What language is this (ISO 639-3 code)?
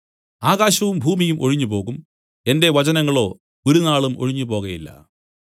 mal